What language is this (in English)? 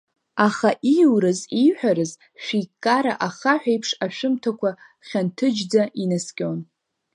Abkhazian